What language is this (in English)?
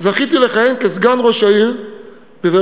Hebrew